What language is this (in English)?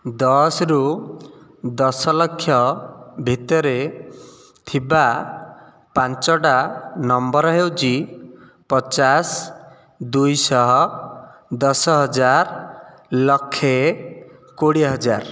Odia